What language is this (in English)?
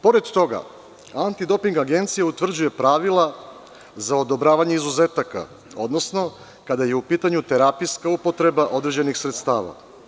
Serbian